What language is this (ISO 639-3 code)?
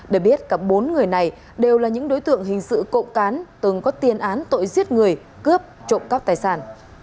vie